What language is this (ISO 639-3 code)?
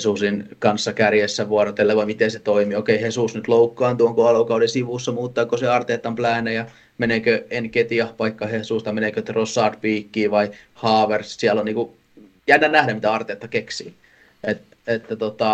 fin